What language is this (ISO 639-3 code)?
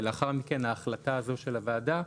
heb